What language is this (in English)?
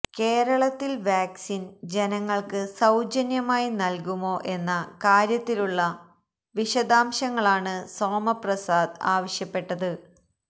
Malayalam